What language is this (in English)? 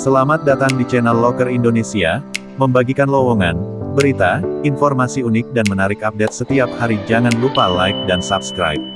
Indonesian